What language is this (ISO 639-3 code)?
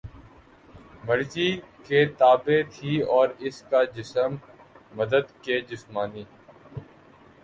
urd